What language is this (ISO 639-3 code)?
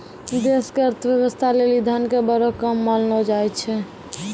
mai